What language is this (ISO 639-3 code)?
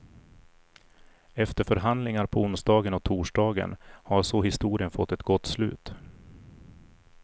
swe